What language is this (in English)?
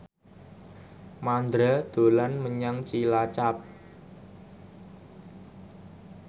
Javanese